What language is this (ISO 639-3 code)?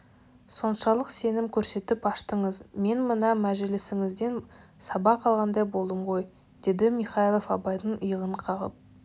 kaz